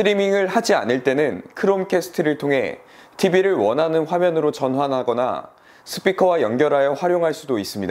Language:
Korean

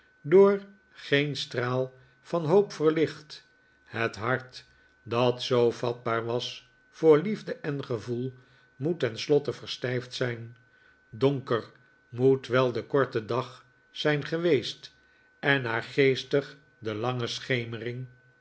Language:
Dutch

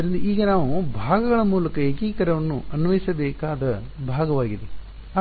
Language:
Kannada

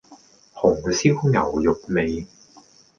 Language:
Cantonese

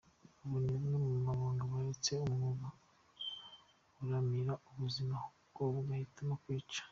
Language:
Kinyarwanda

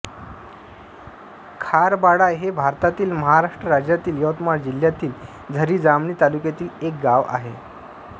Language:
Marathi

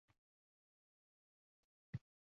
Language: Uzbek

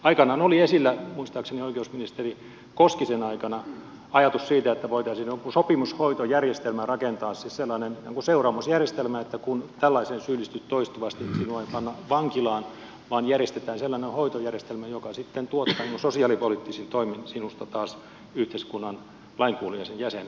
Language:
Finnish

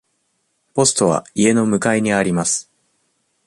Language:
Japanese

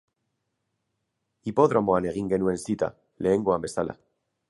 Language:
Basque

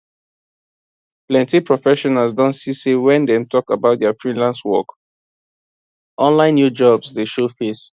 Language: Nigerian Pidgin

